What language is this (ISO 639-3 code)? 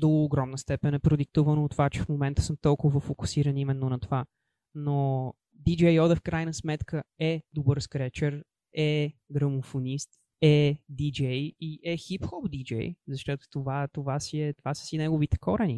bul